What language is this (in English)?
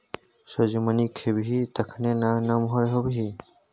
Maithili